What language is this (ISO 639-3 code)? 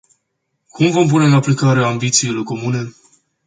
ron